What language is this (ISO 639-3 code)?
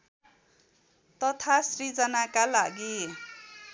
nep